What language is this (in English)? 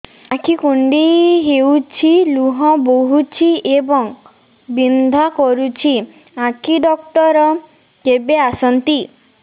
Odia